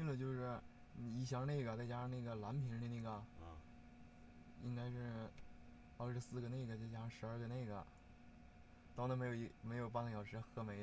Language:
Chinese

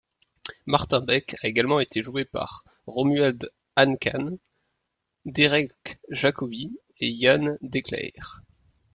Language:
French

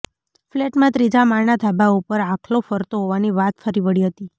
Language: Gujarati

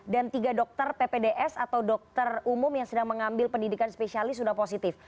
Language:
Indonesian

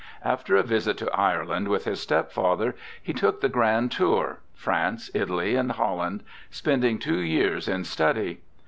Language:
English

